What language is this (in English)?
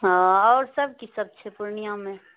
Maithili